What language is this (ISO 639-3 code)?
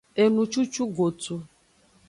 ajg